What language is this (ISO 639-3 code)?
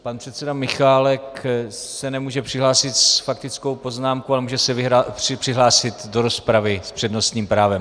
ces